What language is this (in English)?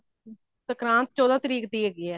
Punjabi